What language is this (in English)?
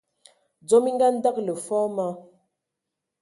Ewondo